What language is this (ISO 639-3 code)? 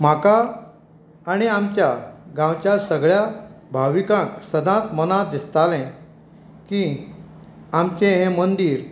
kok